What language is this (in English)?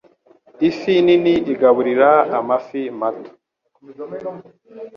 Kinyarwanda